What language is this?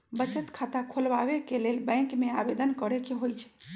Magahi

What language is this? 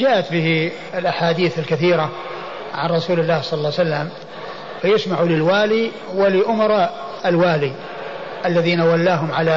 Arabic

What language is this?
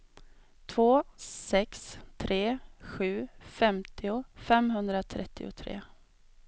Swedish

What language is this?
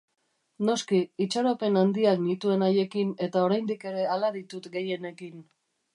Basque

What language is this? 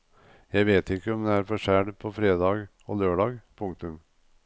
Norwegian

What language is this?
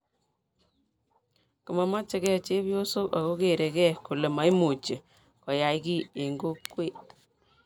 Kalenjin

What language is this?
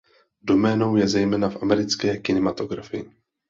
Czech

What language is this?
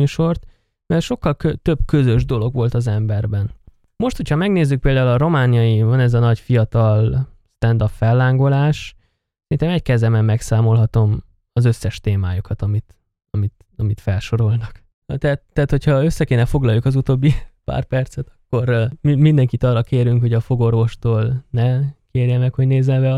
Hungarian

